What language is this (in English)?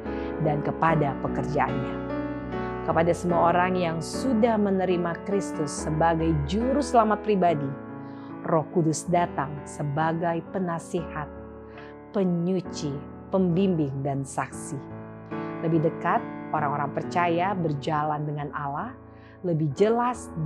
Indonesian